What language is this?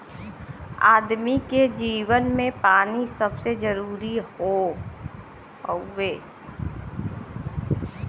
Bhojpuri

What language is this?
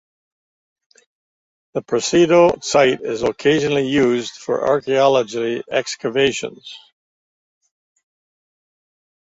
English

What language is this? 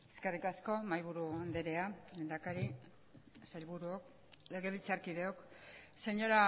Basque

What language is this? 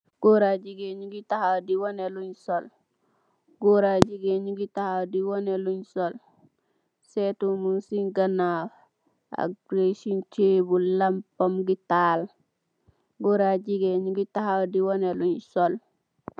Wolof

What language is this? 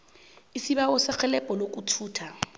South Ndebele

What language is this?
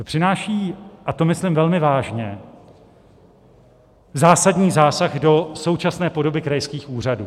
Czech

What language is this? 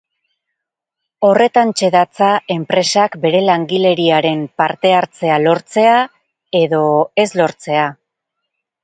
Basque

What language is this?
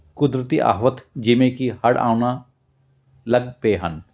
Punjabi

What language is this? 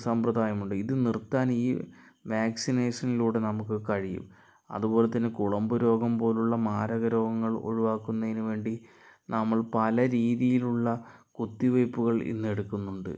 Malayalam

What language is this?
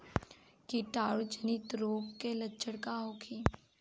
Bhojpuri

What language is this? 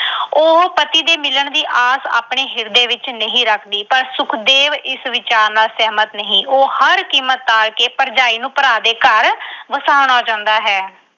Punjabi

